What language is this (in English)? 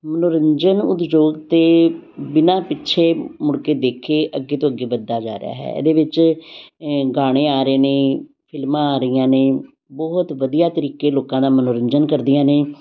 Punjabi